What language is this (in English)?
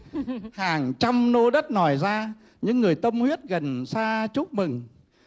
Vietnamese